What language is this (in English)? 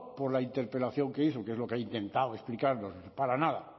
Spanish